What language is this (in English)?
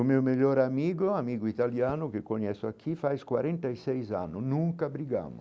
Portuguese